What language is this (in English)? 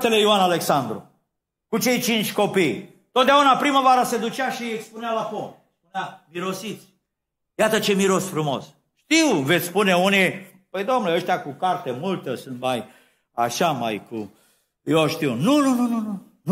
Romanian